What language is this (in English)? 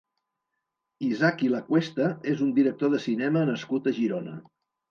Catalan